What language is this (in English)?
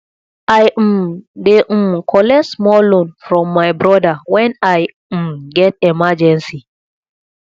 Nigerian Pidgin